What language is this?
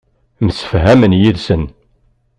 Kabyle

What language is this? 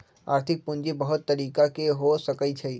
Magahi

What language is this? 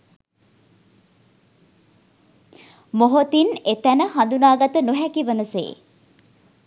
Sinhala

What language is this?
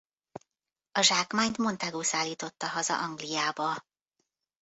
Hungarian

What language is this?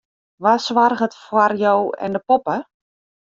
Western Frisian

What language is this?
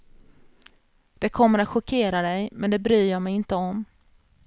Swedish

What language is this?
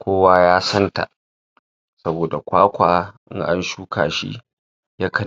Hausa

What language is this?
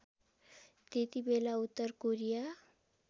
Nepali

